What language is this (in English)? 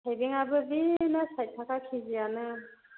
Bodo